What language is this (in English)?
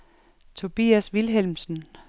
Danish